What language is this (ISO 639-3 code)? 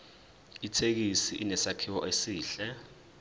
zul